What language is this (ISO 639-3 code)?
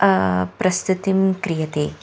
san